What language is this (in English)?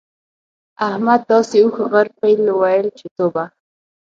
Pashto